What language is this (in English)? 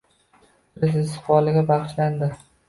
Uzbek